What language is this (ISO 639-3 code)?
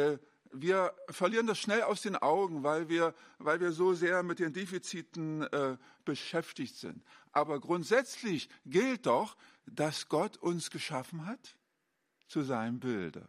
deu